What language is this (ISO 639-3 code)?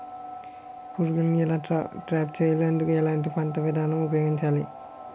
tel